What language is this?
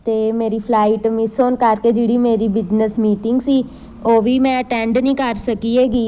Punjabi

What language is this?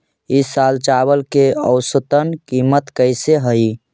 Magahi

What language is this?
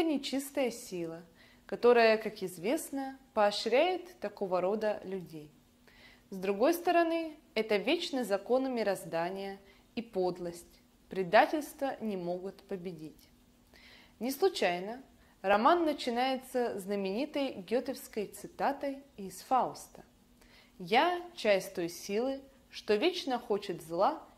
Russian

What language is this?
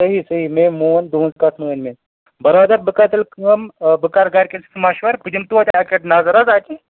Kashmiri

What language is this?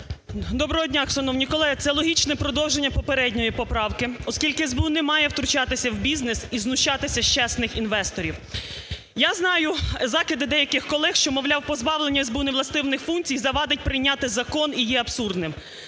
Ukrainian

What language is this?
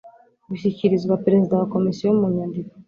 Kinyarwanda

